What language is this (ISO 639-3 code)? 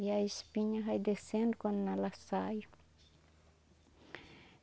por